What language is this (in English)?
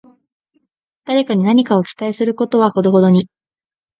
Japanese